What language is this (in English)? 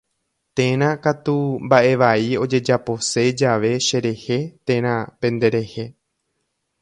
Guarani